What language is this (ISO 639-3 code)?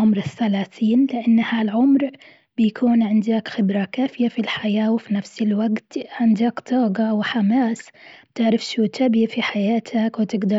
afb